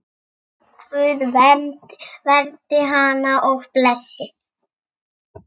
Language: Icelandic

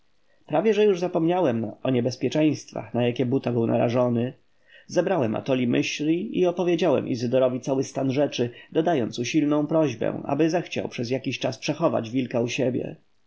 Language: Polish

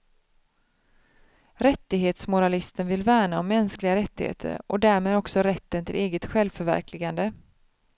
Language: Swedish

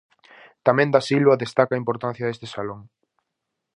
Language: Galician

